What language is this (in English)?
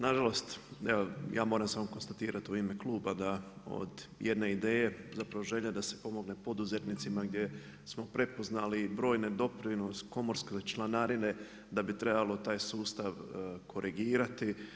Croatian